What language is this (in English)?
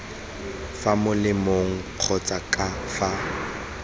Tswana